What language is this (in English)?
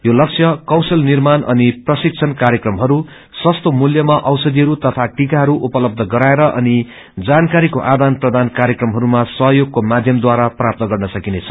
Nepali